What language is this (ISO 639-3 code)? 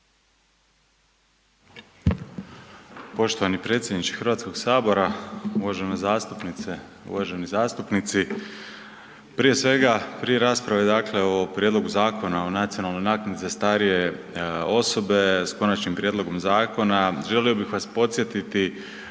hrv